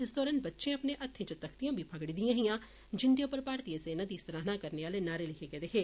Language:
Dogri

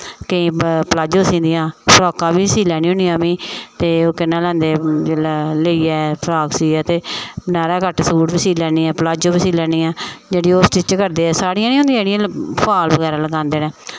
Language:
Dogri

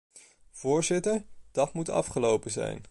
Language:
Dutch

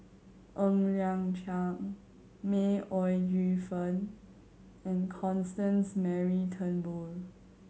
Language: English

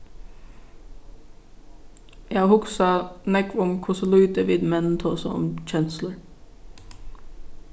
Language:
Faroese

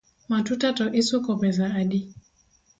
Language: Luo (Kenya and Tanzania)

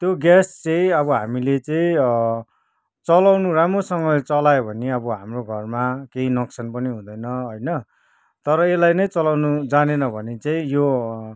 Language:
Nepali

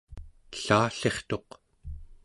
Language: Central Yupik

